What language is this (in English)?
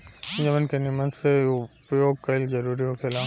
Bhojpuri